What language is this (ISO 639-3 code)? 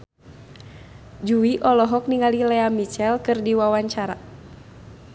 sun